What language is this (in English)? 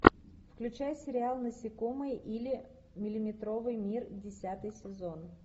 Russian